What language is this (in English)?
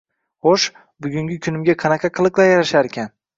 Uzbek